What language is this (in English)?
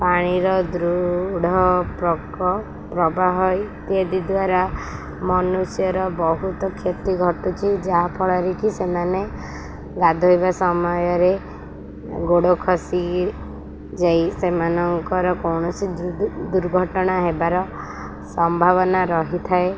Odia